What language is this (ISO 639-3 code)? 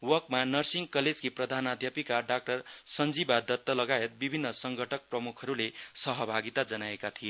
nep